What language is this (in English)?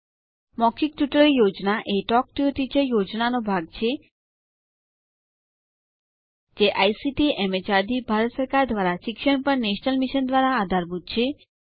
Gujarati